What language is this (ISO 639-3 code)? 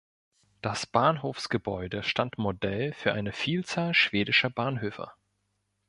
deu